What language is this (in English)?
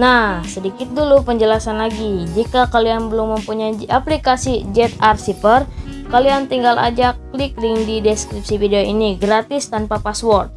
Indonesian